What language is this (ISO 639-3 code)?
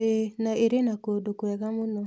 kik